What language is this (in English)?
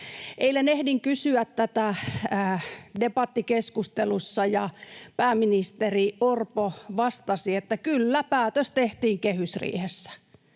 Finnish